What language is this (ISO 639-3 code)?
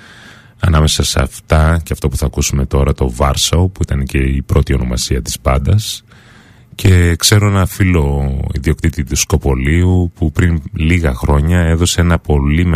ell